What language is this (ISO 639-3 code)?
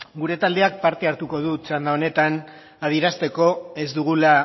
eus